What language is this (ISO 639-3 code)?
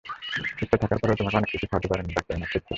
ben